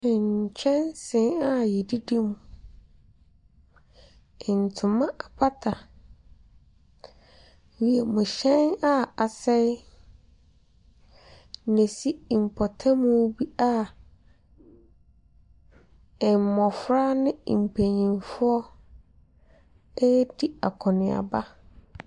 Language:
Akan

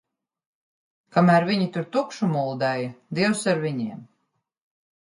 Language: Latvian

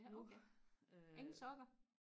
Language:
Danish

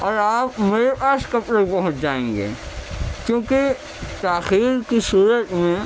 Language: Urdu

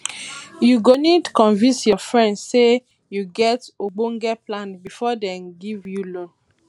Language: Nigerian Pidgin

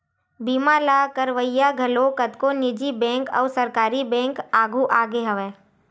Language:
Chhattisgarhi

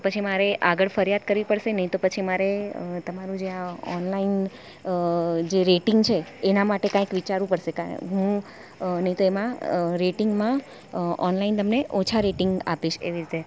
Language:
Gujarati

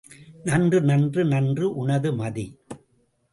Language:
Tamil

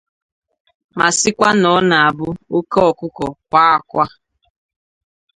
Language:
Igbo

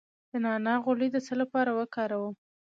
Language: Pashto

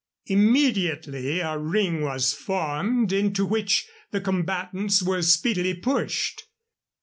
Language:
English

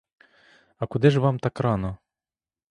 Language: Ukrainian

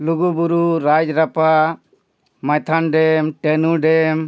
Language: Santali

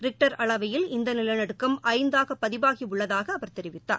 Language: Tamil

